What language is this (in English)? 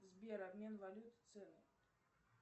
Russian